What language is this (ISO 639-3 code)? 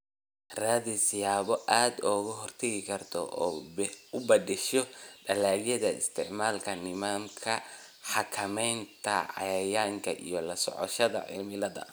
som